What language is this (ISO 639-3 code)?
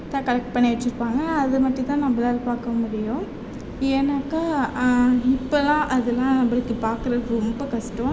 tam